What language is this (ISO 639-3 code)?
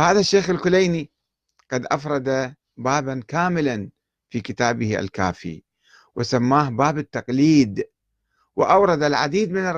ara